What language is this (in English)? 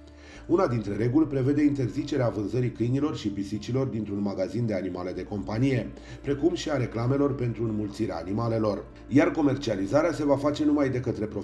Romanian